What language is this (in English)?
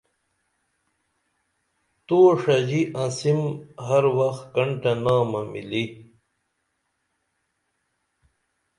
Dameli